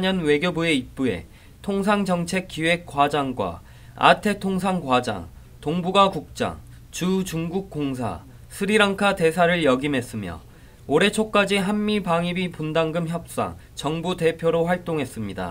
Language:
Korean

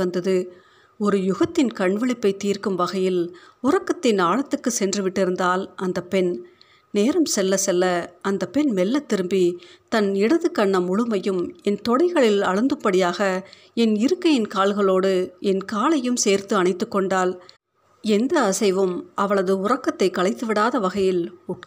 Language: Tamil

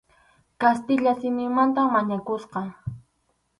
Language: Arequipa-La Unión Quechua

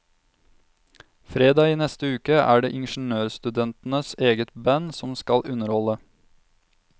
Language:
Norwegian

